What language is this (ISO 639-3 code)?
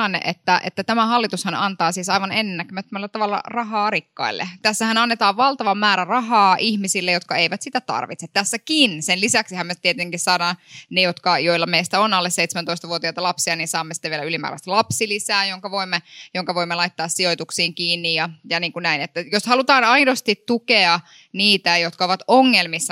fin